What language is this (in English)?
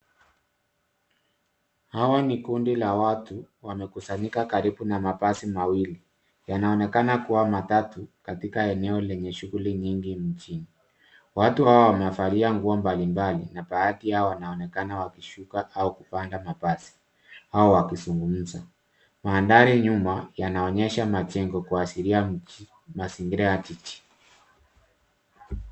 Swahili